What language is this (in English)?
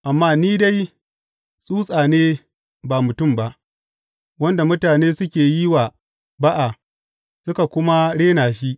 Hausa